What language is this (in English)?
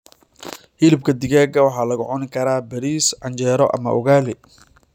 Somali